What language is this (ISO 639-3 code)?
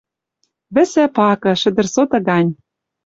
mrj